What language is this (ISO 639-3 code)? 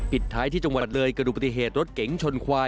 tha